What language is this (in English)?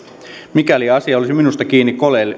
Finnish